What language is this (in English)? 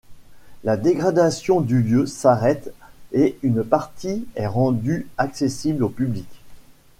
French